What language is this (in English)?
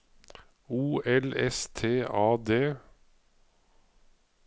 Norwegian